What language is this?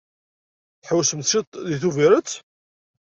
Kabyle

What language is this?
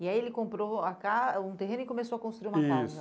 Portuguese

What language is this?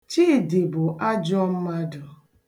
Igbo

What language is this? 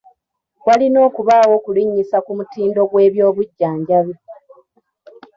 Ganda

